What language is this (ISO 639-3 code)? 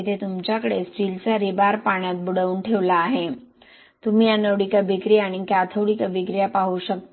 mar